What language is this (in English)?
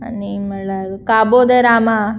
Konkani